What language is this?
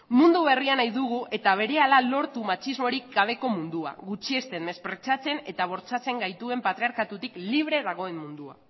Basque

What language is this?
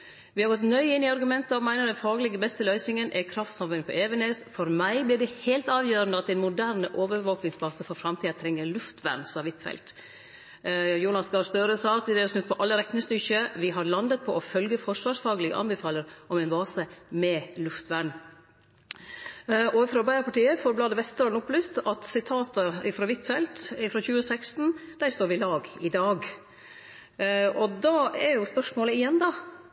Norwegian Nynorsk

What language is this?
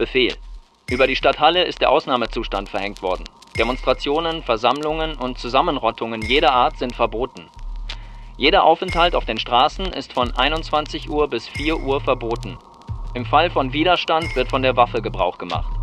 German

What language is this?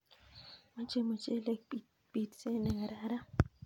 Kalenjin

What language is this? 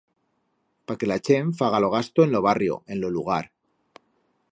Aragonese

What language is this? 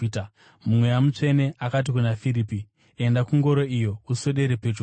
Shona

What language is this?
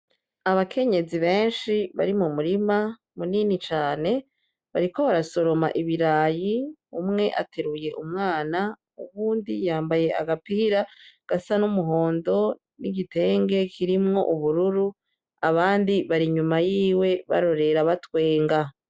Rundi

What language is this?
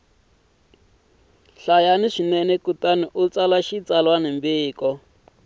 Tsonga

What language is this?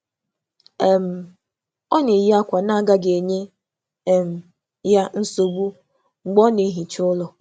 Igbo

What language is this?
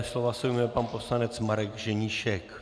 Czech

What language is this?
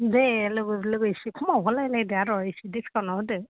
Bodo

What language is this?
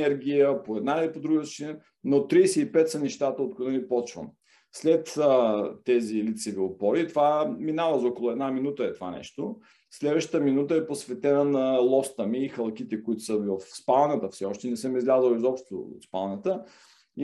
Bulgarian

